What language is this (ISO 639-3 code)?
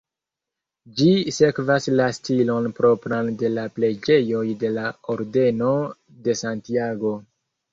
epo